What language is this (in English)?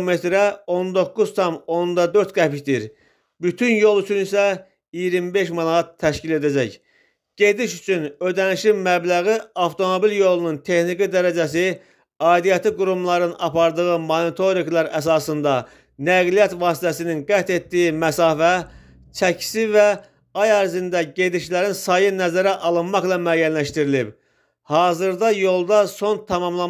Turkish